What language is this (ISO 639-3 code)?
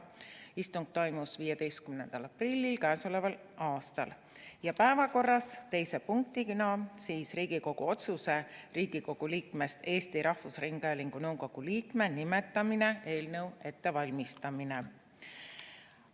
est